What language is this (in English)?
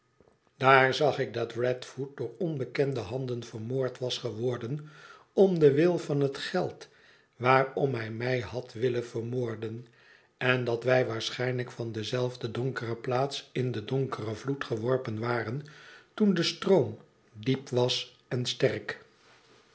Dutch